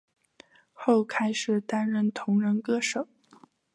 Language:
Chinese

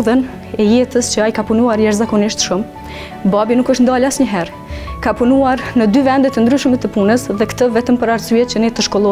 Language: Romanian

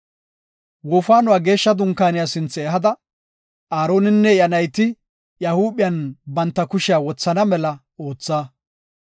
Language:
Gofa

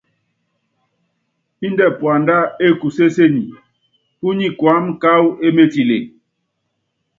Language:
Yangben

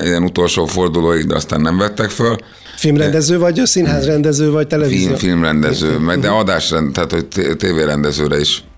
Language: Hungarian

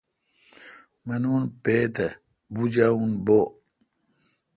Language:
Kalkoti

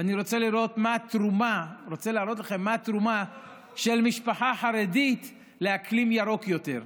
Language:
Hebrew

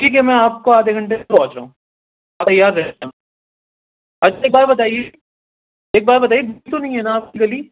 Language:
Urdu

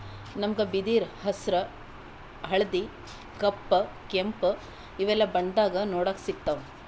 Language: Kannada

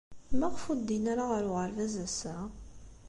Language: Kabyle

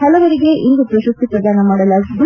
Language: Kannada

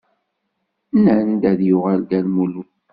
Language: Kabyle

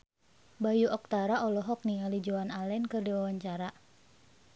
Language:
Sundanese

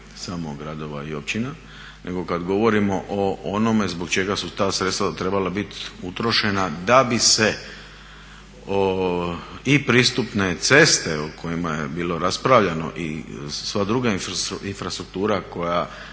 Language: Croatian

